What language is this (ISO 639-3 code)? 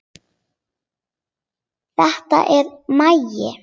isl